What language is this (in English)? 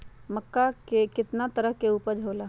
Magahi